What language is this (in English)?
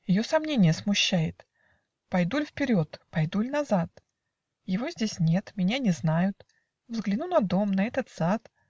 Russian